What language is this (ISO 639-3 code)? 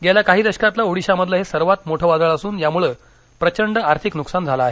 mar